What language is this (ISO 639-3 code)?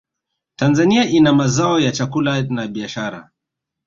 swa